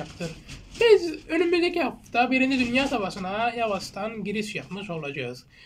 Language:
Turkish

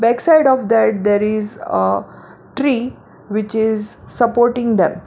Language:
English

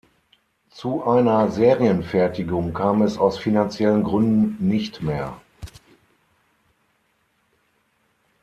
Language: German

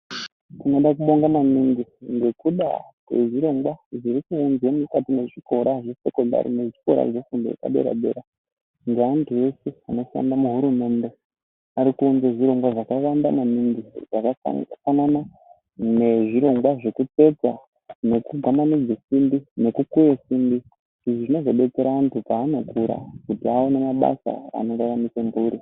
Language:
Ndau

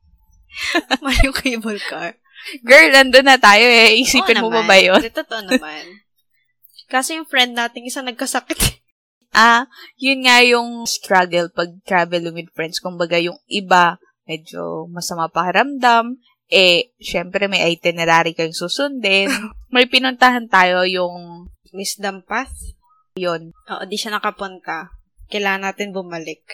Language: Filipino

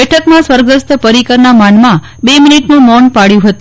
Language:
Gujarati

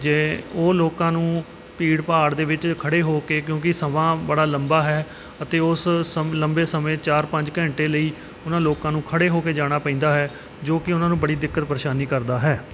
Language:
Punjabi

